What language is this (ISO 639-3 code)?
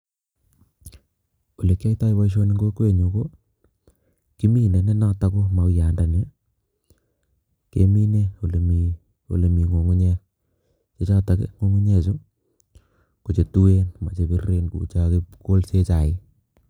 kln